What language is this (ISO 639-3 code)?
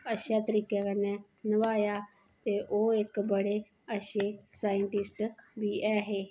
doi